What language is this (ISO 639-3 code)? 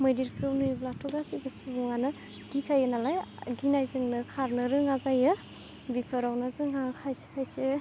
brx